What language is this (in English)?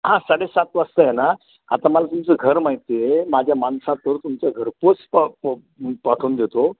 Marathi